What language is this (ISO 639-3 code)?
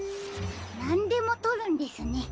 jpn